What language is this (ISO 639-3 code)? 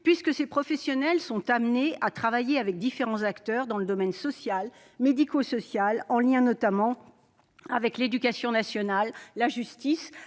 fra